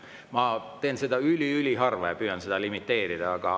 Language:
Estonian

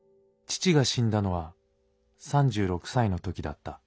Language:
Japanese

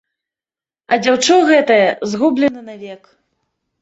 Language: Belarusian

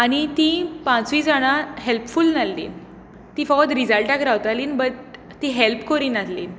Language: Konkani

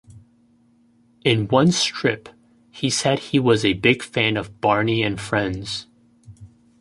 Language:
English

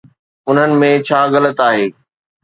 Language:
Sindhi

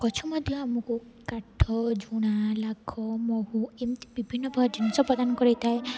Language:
Odia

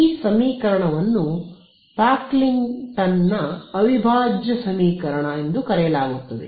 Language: Kannada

